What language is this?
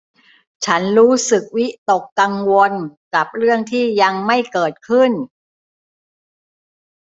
Thai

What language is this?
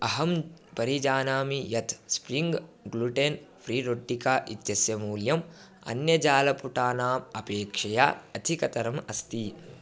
Sanskrit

